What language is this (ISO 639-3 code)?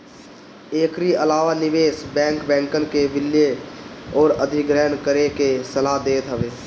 bho